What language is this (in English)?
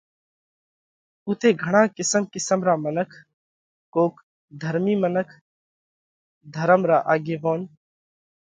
Parkari Koli